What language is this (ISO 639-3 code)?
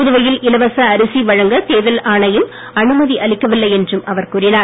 tam